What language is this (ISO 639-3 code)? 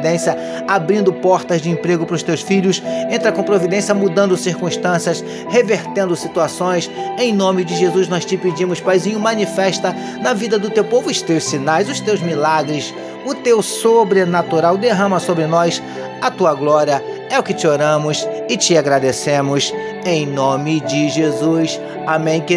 por